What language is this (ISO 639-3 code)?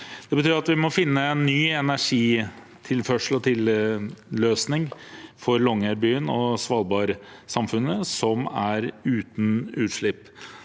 nor